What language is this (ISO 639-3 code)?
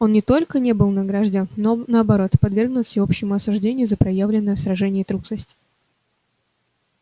rus